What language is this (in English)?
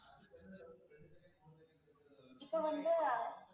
Tamil